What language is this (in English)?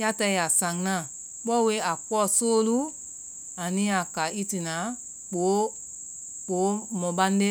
Vai